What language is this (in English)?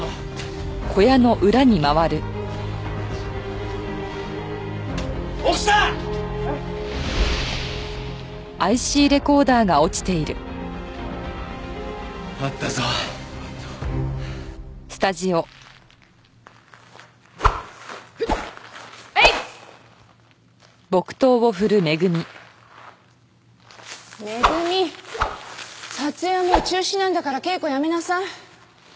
Japanese